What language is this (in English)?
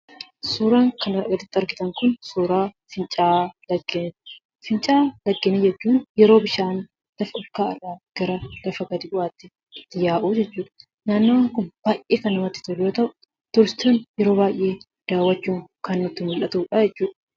Oromo